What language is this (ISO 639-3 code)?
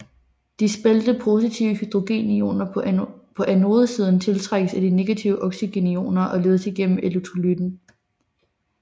dan